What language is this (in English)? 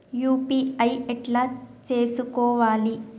Telugu